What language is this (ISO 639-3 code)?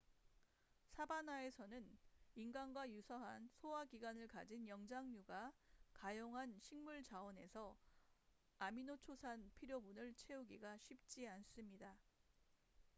kor